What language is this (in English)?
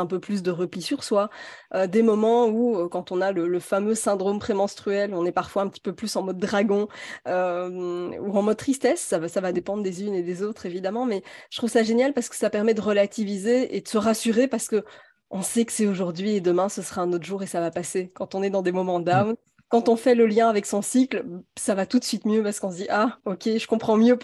French